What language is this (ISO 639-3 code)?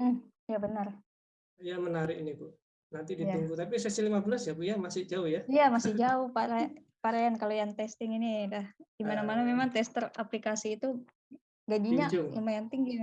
ind